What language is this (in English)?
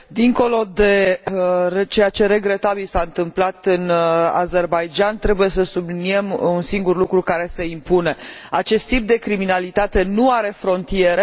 Romanian